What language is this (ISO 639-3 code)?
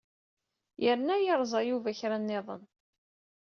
kab